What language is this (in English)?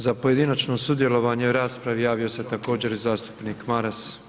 Croatian